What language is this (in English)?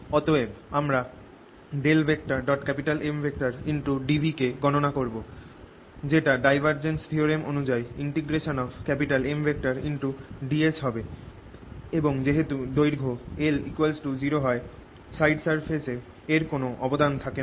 Bangla